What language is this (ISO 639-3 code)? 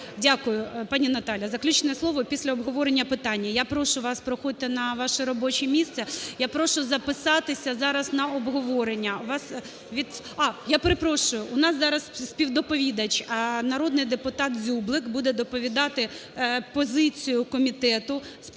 ukr